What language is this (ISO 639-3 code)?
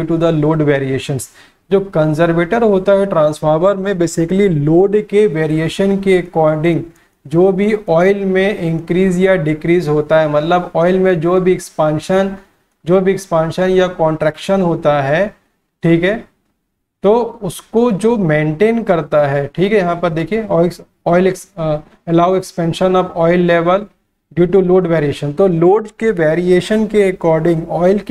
hin